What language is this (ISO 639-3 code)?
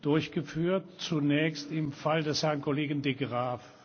deu